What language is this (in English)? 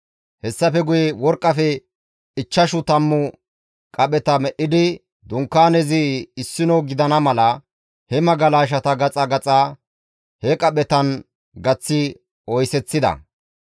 Gamo